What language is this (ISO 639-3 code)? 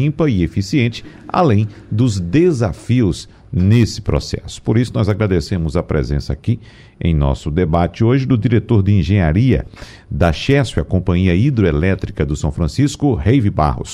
por